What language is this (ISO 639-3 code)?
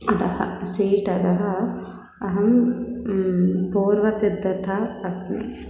san